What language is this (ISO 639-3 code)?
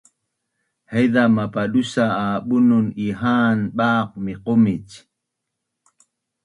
bnn